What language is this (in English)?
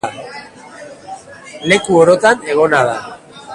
Basque